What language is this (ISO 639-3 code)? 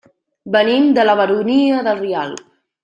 cat